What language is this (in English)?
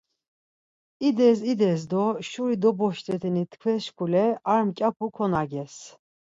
Laz